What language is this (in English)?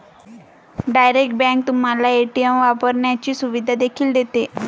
Marathi